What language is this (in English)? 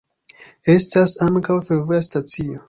Esperanto